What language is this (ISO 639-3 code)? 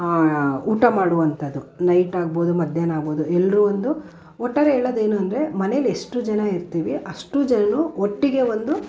kan